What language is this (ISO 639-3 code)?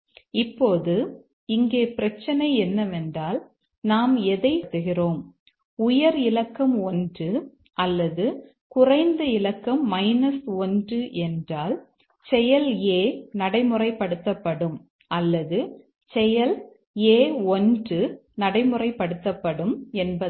tam